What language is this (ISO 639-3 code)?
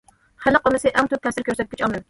uig